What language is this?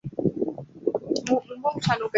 Chinese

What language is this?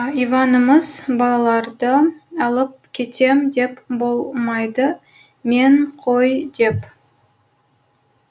Kazakh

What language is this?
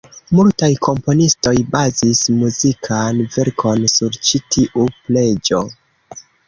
Esperanto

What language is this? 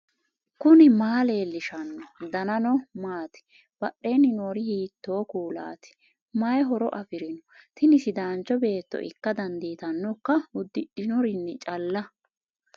Sidamo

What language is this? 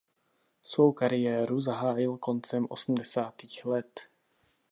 Czech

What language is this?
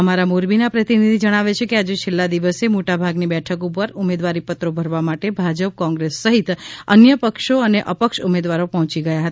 Gujarati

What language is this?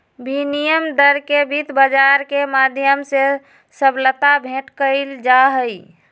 Magahi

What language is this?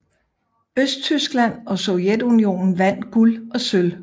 Danish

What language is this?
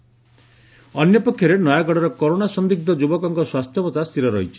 Odia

